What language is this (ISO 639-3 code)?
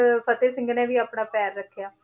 pan